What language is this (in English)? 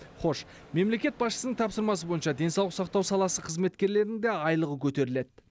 Kazakh